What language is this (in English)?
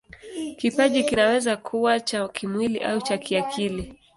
Swahili